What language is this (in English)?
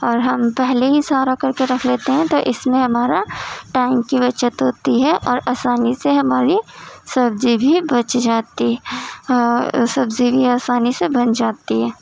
Urdu